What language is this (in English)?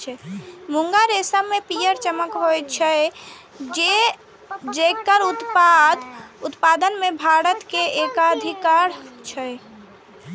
Maithili